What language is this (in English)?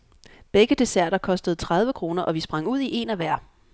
Danish